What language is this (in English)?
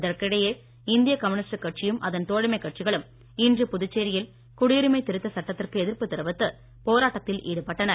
Tamil